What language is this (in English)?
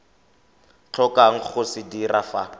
Tswana